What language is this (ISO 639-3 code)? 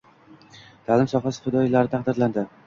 uzb